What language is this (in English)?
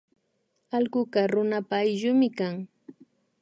Imbabura Highland Quichua